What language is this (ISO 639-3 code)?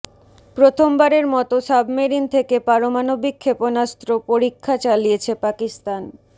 ben